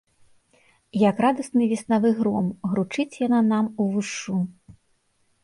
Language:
Belarusian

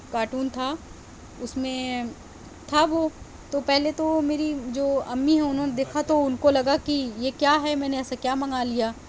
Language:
Urdu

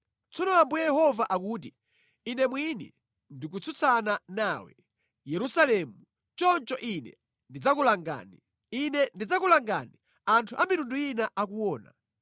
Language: Nyanja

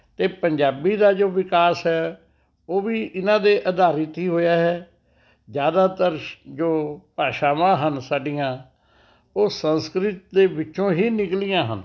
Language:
Punjabi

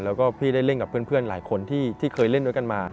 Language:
Thai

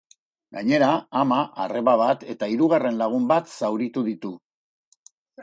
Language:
Basque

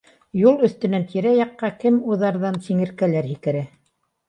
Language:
Bashkir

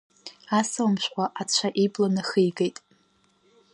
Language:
Abkhazian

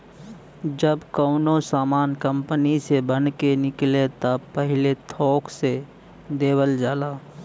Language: Bhojpuri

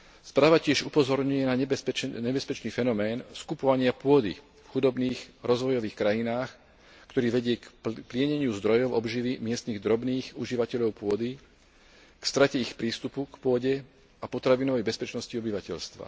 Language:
Slovak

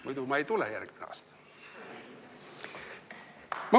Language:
Estonian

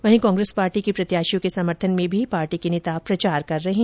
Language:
Hindi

